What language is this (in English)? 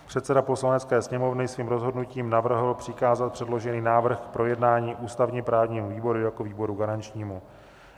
Czech